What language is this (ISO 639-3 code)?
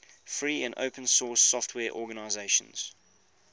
eng